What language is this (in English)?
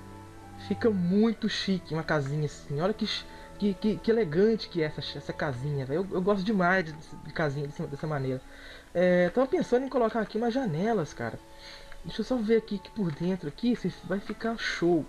Portuguese